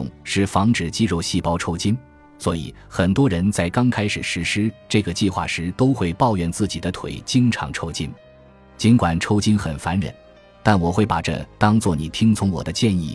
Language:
Chinese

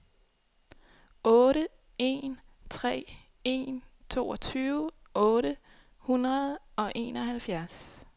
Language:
Danish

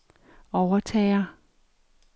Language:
Danish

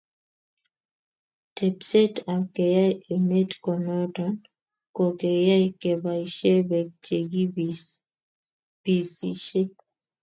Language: Kalenjin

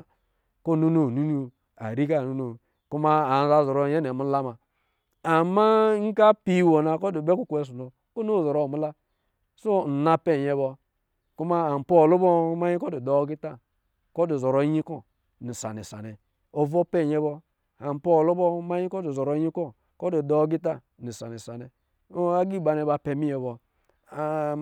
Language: Lijili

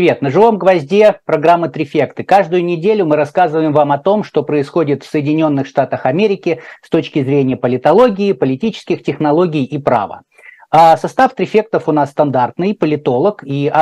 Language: Russian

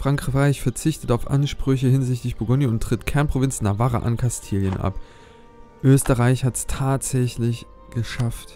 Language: German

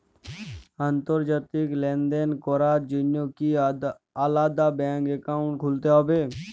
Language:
Bangla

